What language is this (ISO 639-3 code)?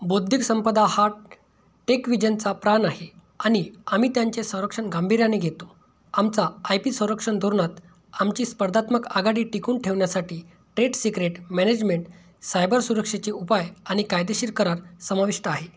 mar